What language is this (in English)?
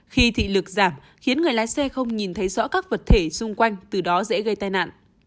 Vietnamese